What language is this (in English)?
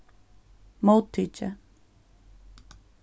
Faroese